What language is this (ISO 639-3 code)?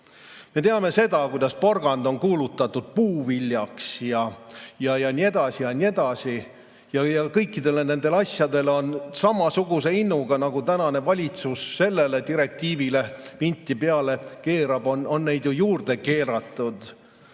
est